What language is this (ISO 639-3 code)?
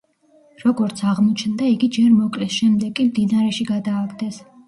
kat